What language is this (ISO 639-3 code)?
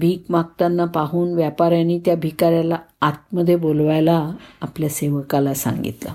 mar